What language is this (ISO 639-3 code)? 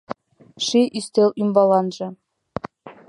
chm